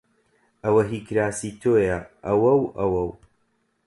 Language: Central Kurdish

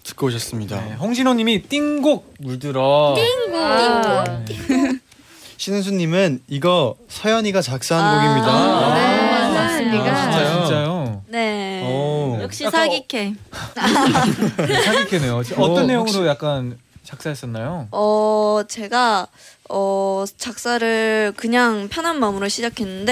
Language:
Korean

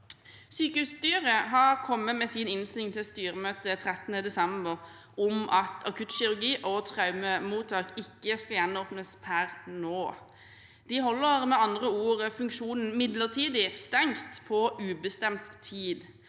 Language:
Norwegian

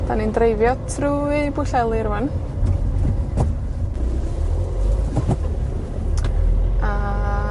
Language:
Welsh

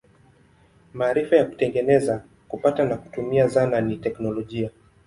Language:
Swahili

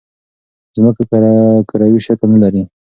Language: Pashto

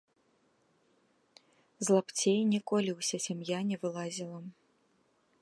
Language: Belarusian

